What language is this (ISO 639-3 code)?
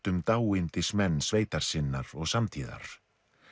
isl